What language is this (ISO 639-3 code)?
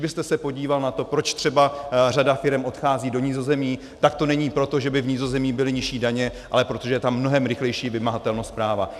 ces